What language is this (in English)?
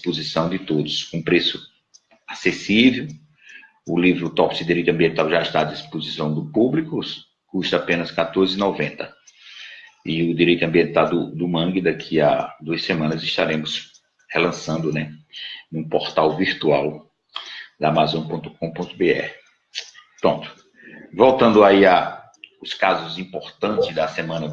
Portuguese